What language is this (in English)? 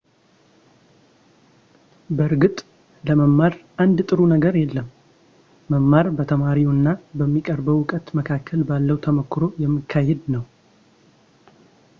Amharic